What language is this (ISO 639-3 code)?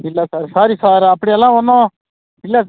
tam